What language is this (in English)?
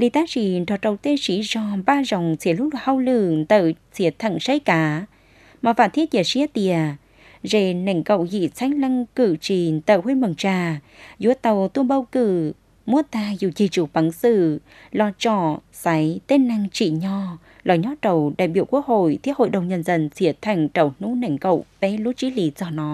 Vietnamese